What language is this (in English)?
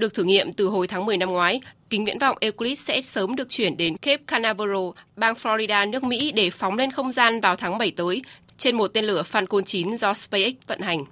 Vietnamese